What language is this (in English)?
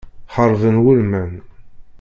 Kabyle